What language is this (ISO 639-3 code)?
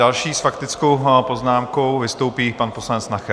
ces